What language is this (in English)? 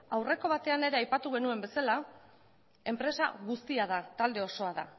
Basque